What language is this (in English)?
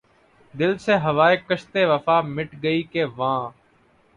Urdu